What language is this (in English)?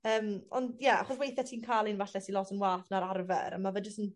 Welsh